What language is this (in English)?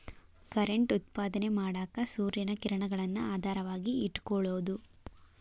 Kannada